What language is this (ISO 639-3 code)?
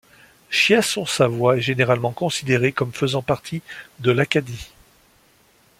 fra